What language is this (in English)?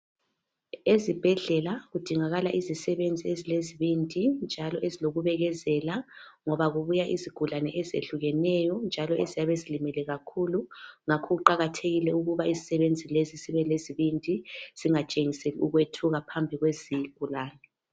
North Ndebele